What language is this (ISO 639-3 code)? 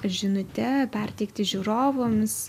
lit